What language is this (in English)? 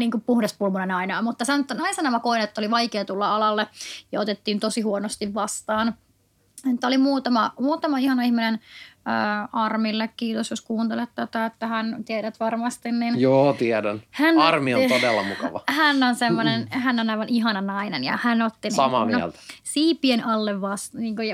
Finnish